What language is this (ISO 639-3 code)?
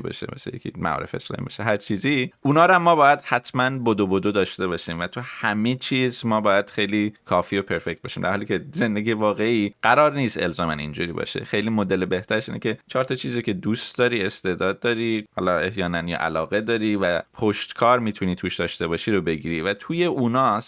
fas